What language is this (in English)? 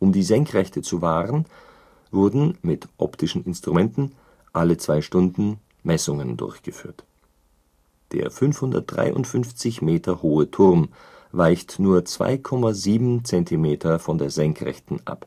German